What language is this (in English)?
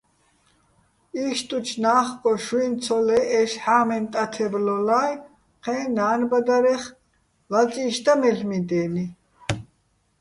Bats